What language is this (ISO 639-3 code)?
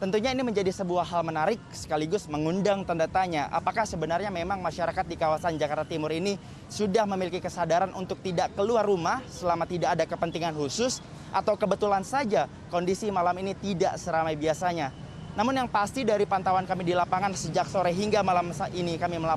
ind